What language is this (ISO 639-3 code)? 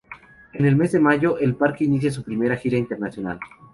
spa